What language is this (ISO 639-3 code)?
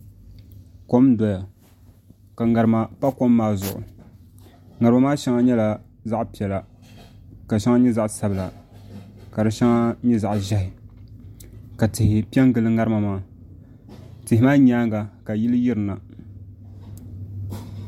dag